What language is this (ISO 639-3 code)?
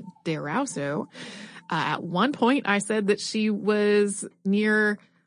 eng